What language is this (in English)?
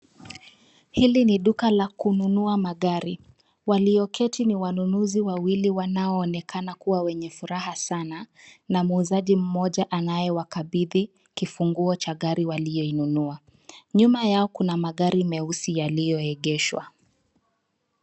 Swahili